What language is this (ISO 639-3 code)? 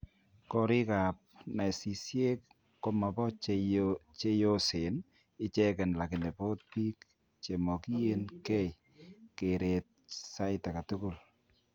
kln